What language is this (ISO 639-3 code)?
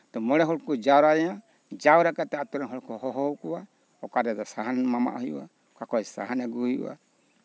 sat